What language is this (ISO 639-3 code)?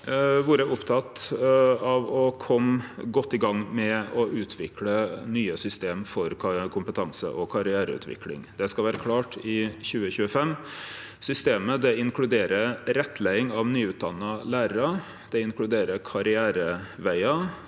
nor